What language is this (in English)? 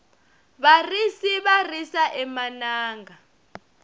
Tsonga